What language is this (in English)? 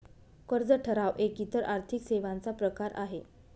Marathi